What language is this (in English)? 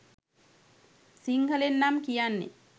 Sinhala